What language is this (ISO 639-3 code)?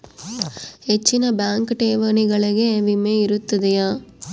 kan